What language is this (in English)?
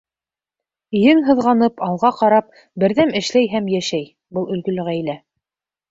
Bashkir